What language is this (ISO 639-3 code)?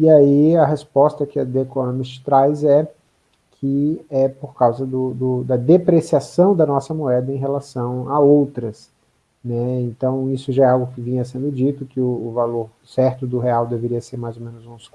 por